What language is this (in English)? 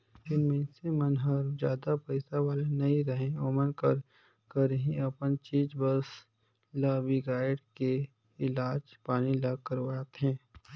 Chhattisgarhi